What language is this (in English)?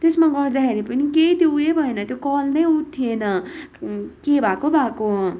Nepali